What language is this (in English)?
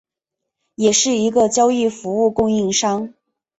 Chinese